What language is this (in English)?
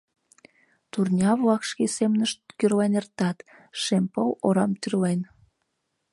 Mari